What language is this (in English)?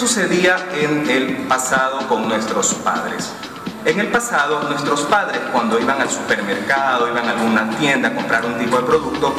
Spanish